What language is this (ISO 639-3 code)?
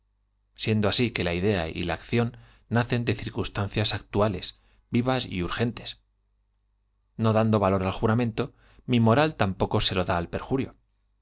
spa